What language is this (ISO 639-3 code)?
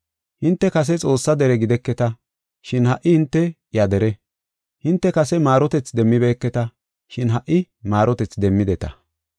gof